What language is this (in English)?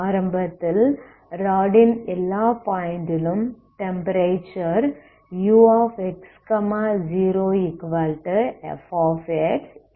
Tamil